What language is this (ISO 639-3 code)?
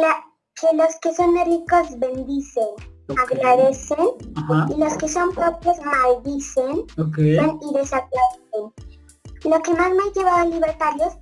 spa